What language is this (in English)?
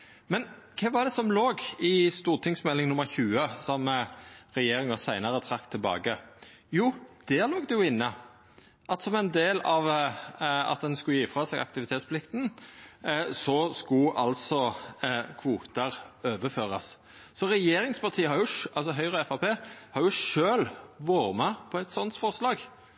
Norwegian Nynorsk